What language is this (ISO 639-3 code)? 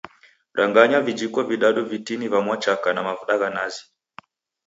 dav